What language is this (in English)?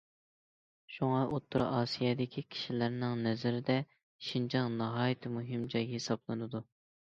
Uyghur